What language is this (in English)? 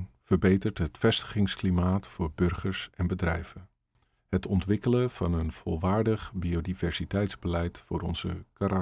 Dutch